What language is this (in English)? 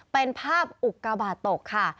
Thai